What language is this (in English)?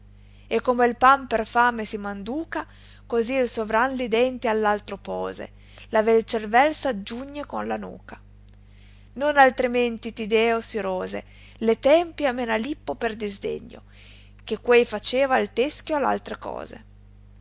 Italian